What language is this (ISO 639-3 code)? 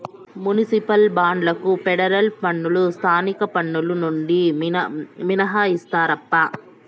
tel